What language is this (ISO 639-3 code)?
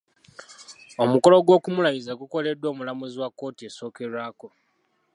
lug